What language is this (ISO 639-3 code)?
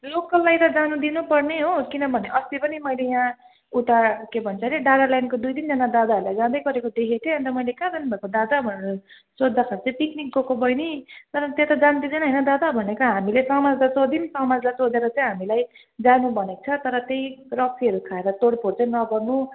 nep